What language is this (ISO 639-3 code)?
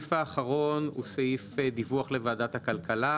heb